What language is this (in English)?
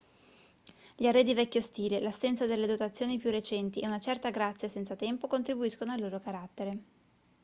Italian